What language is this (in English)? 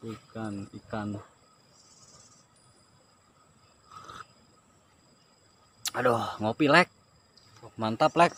Indonesian